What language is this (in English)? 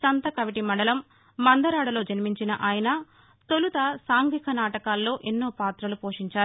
Telugu